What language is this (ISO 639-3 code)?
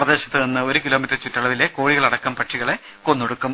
mal